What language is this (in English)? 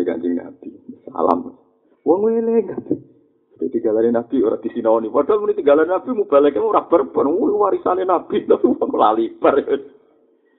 Indonesian